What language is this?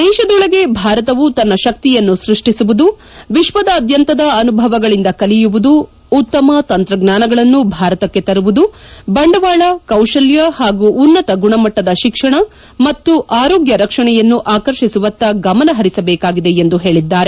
Kannada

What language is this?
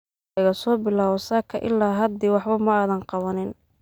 Somali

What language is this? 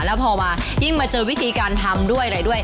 Thai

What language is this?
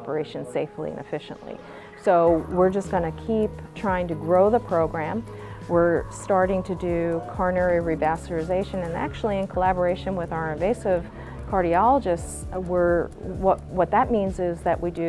English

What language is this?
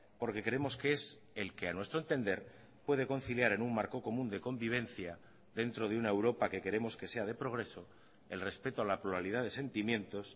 Spanish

